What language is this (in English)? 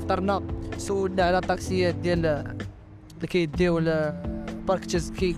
Arabic